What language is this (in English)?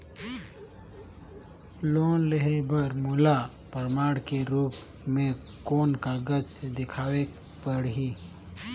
Chhattisgarhi